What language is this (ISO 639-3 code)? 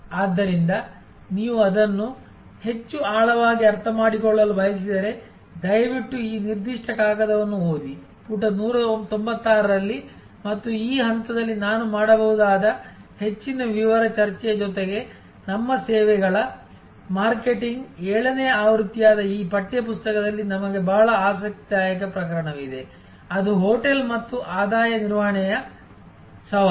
kan